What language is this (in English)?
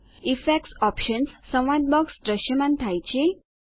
Gujarati